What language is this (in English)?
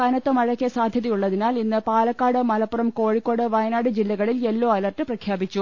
Malayalam